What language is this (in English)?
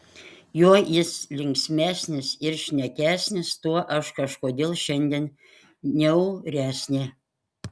Lithuanian